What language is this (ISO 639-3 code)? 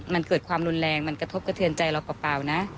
tha